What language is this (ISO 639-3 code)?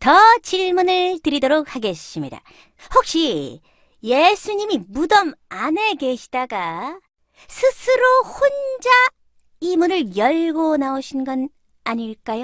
kor